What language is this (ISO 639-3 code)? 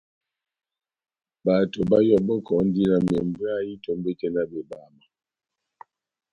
bnm